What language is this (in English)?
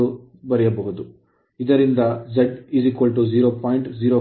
Kannada